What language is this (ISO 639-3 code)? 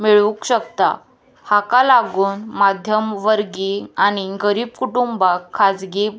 kok